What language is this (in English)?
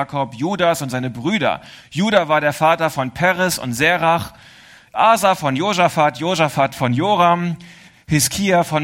German